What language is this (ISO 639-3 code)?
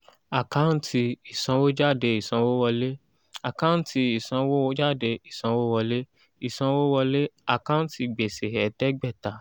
yor